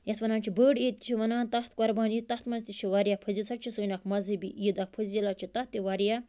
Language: Kashmiri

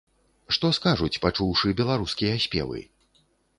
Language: Belarusian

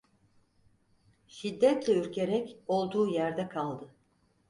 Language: Turkish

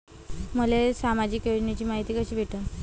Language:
Marathi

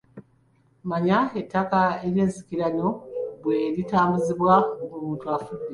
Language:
Ganda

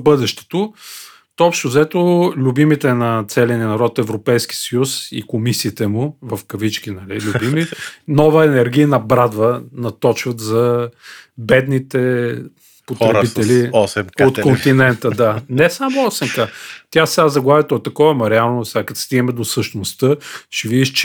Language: Bulgarian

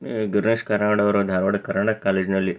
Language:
Kannada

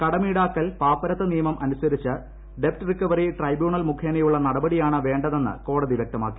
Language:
Malayalam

